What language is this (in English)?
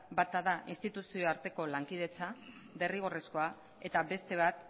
Basque